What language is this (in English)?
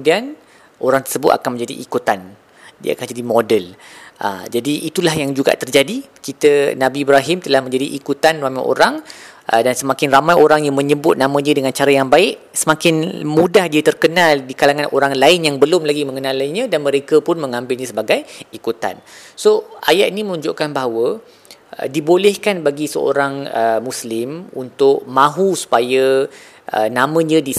Malay